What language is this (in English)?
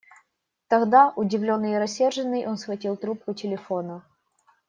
Russian